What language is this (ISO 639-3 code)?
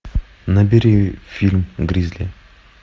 rus